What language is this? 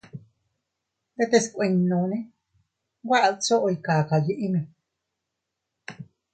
Teutila Cuicatec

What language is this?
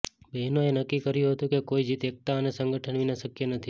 Gujarati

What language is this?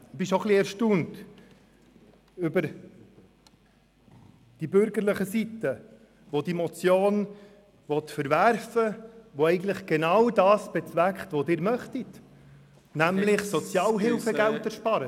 Swiss German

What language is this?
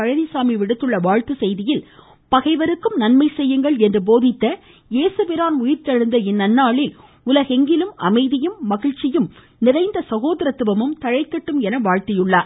Tamil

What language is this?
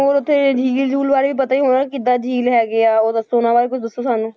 Punjabi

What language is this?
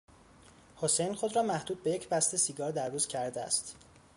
Persian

